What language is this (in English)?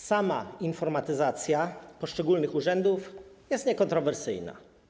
Polish